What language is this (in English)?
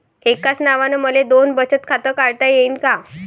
Marathi